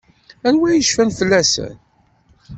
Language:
Kabyle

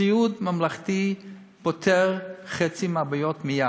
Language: Hebrew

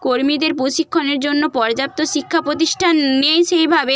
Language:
Bangla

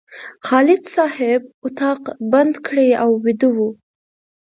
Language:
Pashto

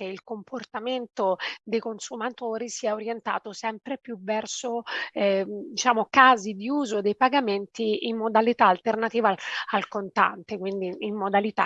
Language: Italian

